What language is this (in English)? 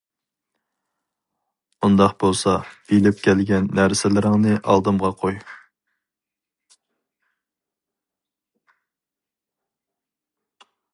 Uyghur